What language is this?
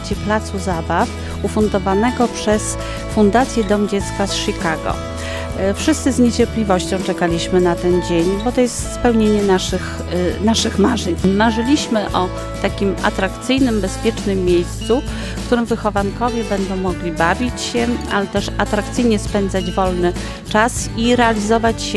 Polish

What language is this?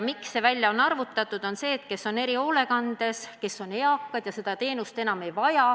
Estonian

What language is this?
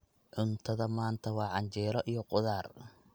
Somali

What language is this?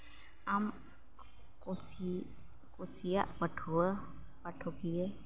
Santali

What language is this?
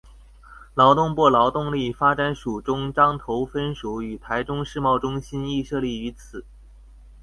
Chinese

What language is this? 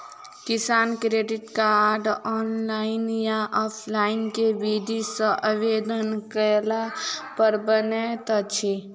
Maithili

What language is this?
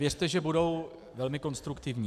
Czech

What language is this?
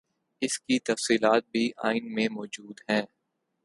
Urdu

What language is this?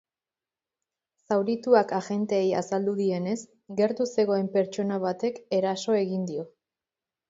Basque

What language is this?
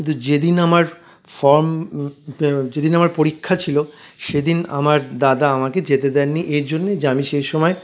Bangla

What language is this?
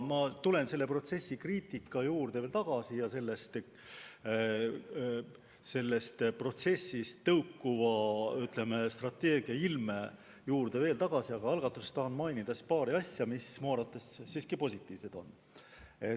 Estonian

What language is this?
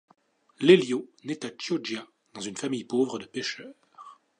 French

